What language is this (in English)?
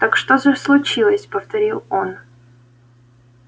Russian